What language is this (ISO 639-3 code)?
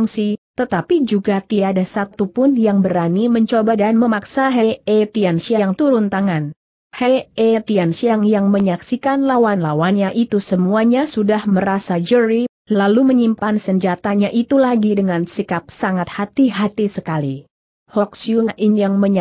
ind